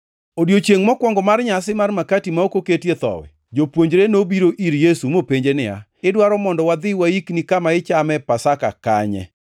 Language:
Luo (Kenya and Tanzania)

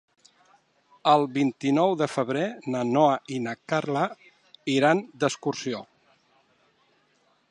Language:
Catalan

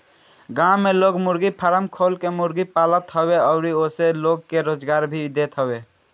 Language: Bhojpuri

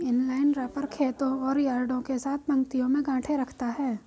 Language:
Hindi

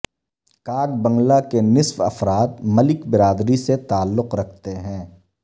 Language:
Urdu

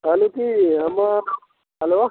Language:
Maithili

